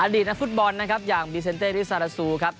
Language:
Thai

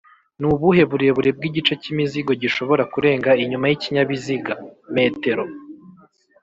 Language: Kinyarwanda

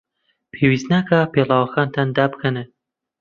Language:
Central Kurdish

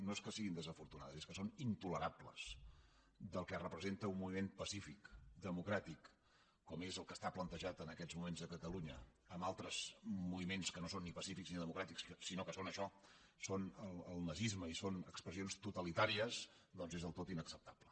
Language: Catalan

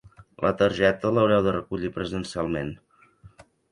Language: Catalan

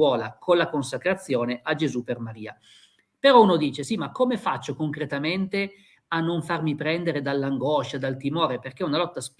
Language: Italian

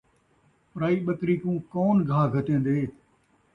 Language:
Saraiki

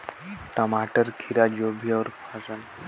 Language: Chhattisgarhi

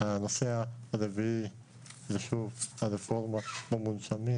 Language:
Hebrew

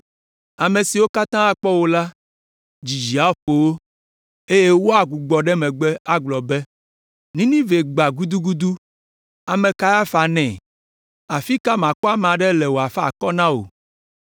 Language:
Ewe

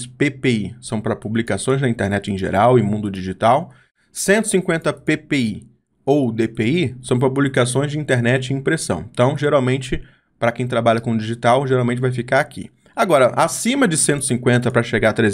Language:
Portuguese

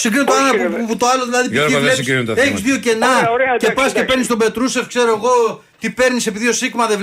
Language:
Greek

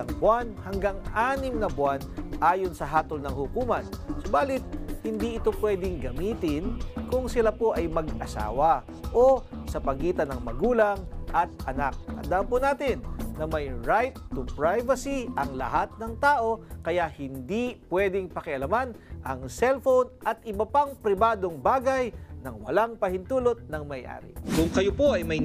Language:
Filipino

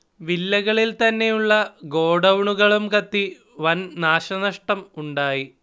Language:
Malayalam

